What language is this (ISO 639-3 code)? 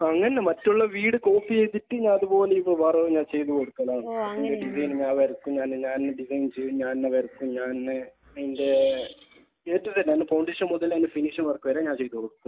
mal